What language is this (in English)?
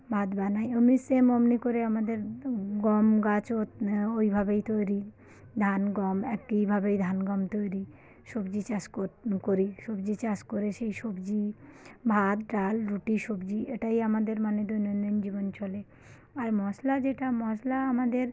Bangla